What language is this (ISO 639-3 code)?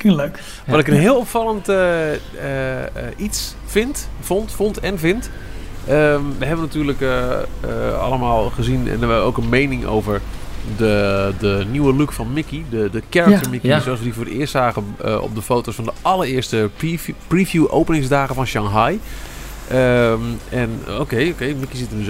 nld